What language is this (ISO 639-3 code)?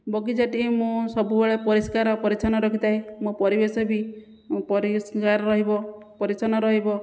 ori